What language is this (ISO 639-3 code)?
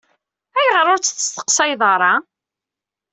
kab